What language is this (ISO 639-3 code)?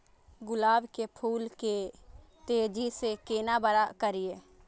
mai